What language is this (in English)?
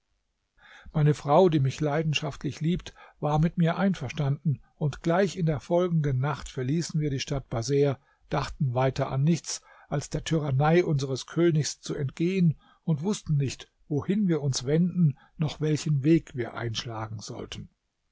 German